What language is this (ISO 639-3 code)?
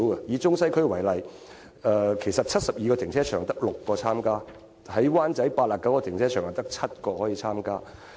yue